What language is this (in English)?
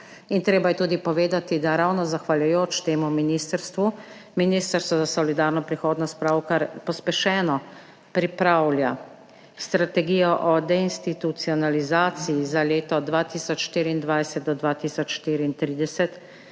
Slovenian